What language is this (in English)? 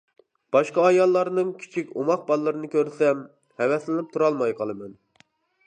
Uyghur